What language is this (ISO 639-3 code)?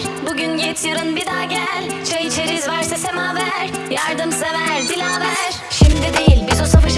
tur